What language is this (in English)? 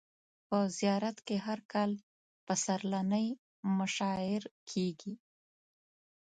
Pashto